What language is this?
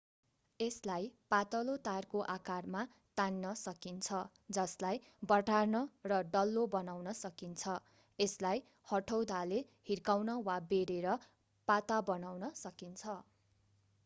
Nepali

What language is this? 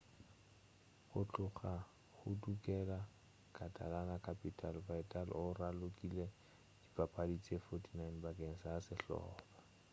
Northern Sotho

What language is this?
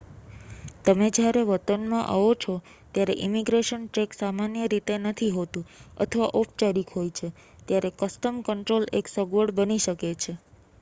Gujarati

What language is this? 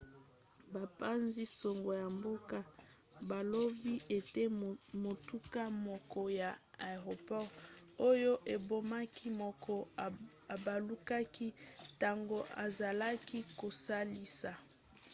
Lingala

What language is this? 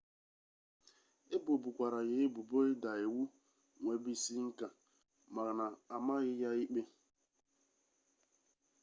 Igbo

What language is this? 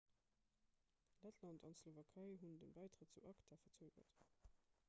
Luxembourgish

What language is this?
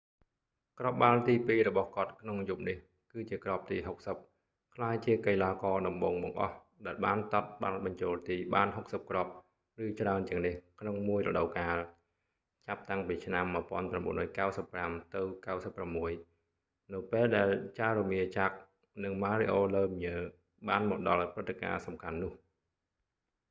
Khmer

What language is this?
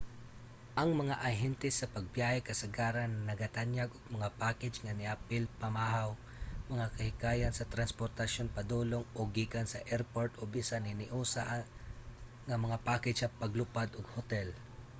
Cebuano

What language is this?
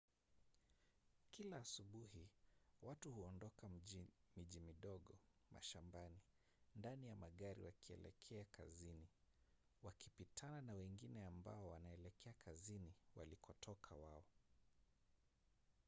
Swahili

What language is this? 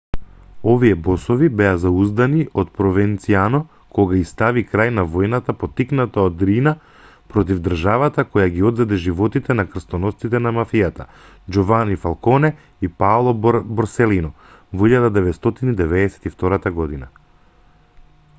Macedonian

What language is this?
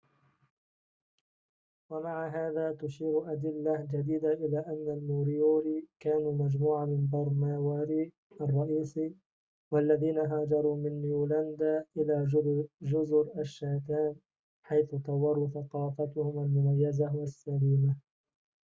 Arabic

